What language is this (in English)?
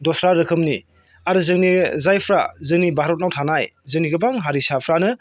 Bodo